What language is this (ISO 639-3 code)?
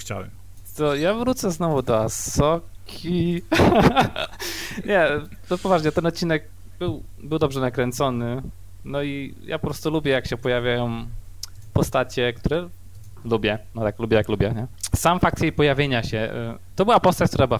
pol